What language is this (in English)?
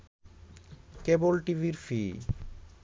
Bangla